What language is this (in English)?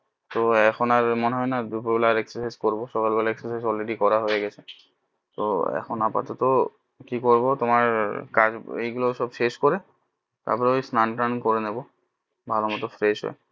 Bangla